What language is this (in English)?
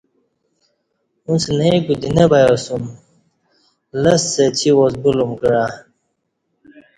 Kati